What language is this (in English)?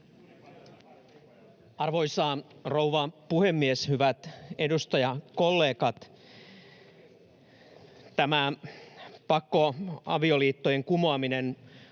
Finnish